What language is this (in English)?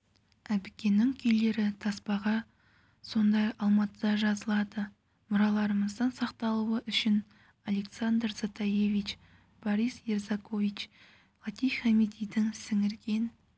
Kazakh